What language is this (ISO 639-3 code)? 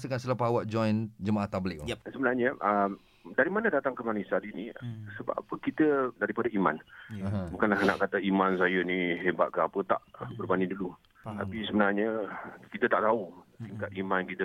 msa